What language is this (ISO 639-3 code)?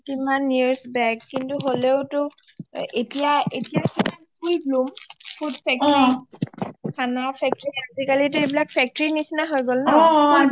asm